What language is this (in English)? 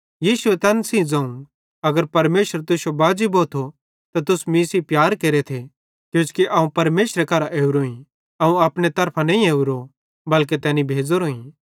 Bhadrawahi